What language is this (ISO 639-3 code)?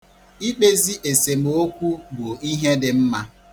ibo